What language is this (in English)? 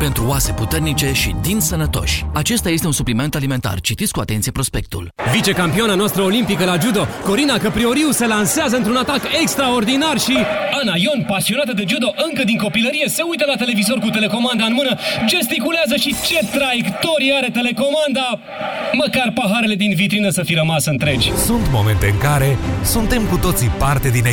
Romanian